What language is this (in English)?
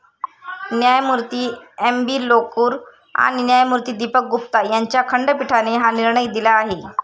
Marathi